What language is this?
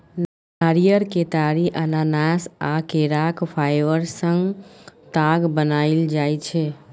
Maithili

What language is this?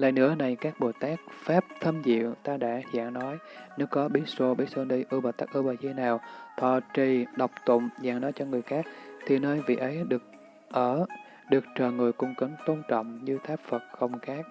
Vietnamese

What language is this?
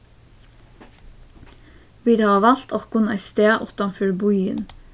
Faroese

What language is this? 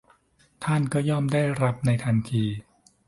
Thai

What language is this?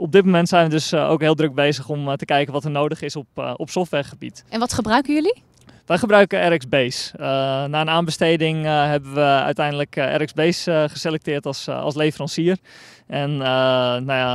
Dutch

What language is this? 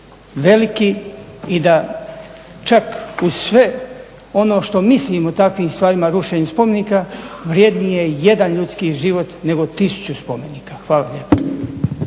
Croatian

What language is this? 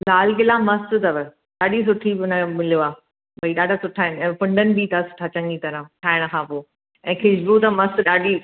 Sindhi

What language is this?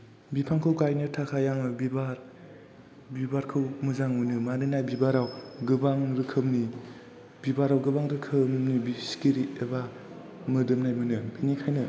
Bodo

